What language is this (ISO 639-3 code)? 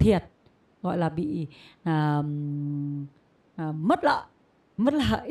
vie